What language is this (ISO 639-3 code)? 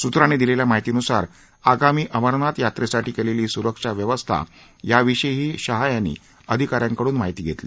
mar